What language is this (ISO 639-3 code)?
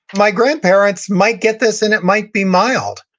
eng